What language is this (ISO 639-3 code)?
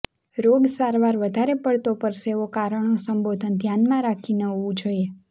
guj